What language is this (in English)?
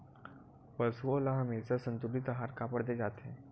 Chhattisgarhi